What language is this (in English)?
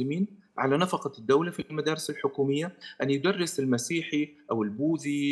Arabic